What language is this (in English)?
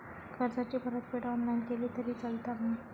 Marathi